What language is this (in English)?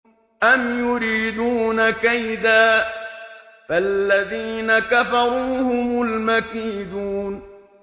Arabic